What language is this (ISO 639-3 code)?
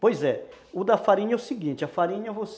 por